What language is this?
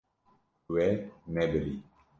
Kurdish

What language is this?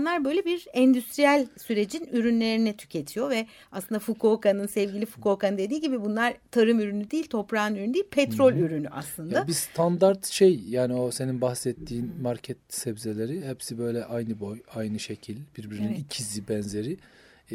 Turkish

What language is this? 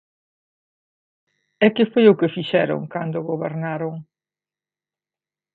Galician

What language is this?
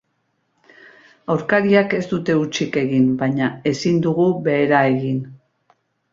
Basque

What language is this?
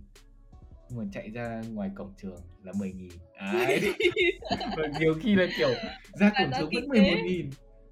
Vietnamese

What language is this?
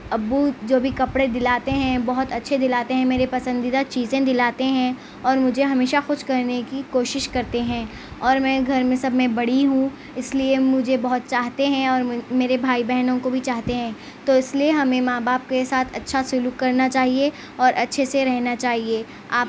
Urdu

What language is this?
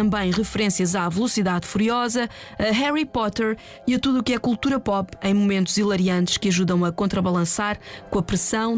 Portuguese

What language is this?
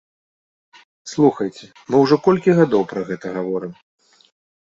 Belarusian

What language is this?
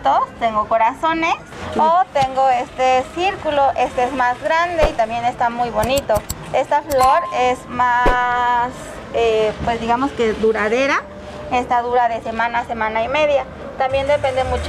Spanish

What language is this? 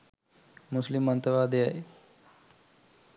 Sinhala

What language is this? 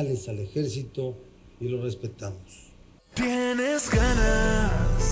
Spanish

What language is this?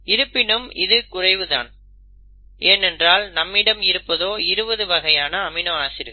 Tamil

